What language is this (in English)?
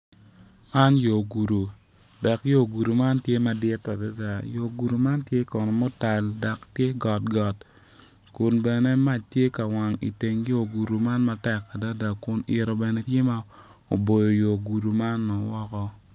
Acoli